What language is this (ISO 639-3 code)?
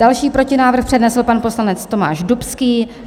ces